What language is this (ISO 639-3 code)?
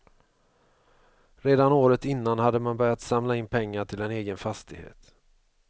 swe